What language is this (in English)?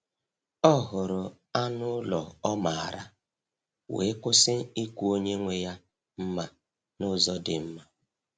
Igbo